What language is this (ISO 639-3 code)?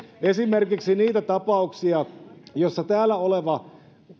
fin